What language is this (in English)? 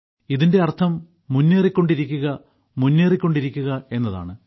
Malayalam